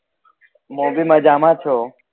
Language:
Gujarati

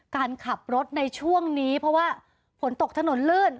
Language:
Thai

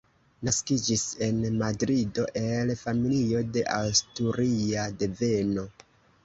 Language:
Esperanto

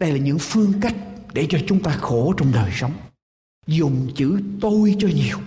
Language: Vietnamese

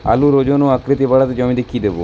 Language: Bangla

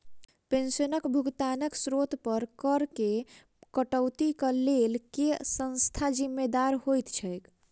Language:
Maithili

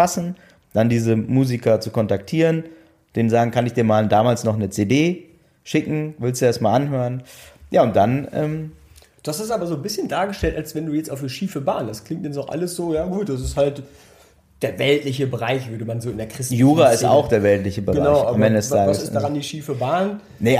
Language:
German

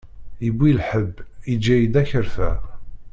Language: Kabyle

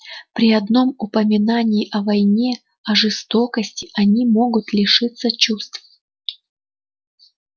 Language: Russian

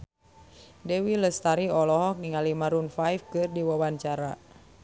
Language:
Sundanese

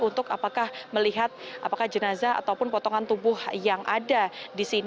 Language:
Indonesian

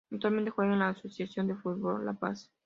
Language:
Spanish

